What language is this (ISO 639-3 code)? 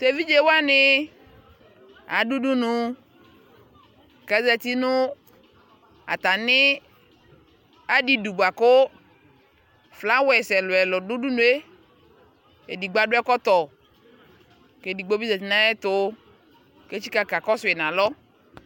kpo